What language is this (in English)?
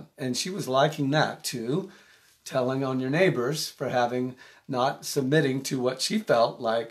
English